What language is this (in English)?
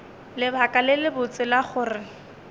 Northern Sotho